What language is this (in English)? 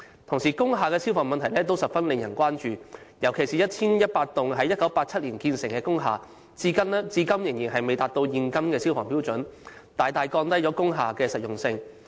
Cantonese